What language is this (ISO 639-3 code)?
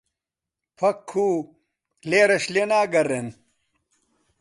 ckb